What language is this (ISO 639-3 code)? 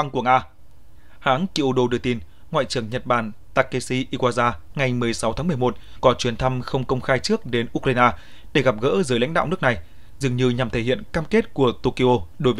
vie